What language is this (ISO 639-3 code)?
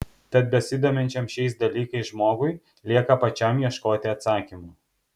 lit